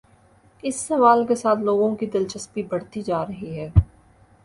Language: Urdu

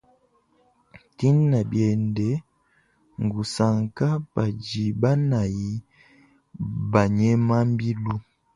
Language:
Luba-Lulua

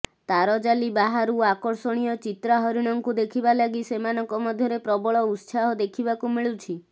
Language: Odia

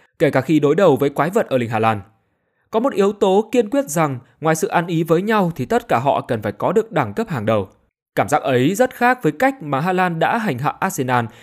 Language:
Vietnamese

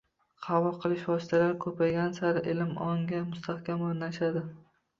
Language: Uzbek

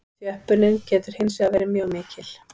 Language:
Icelandic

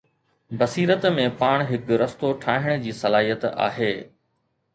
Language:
Sindhi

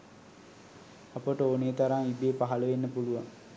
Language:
Sinhala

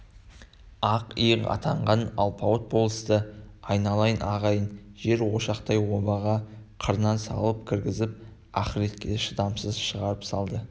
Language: Kazakh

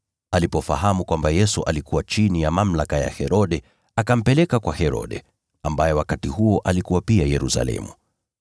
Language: Swahili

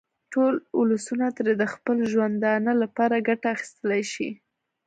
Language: Pashto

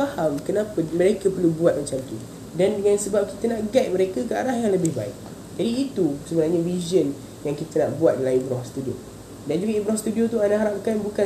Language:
Malay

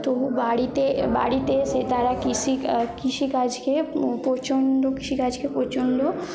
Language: Bangla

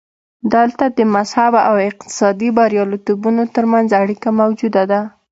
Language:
Pashto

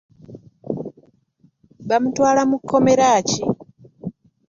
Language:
Ganda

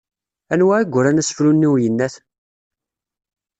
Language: Kabyle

